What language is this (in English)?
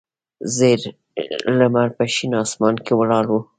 Pashto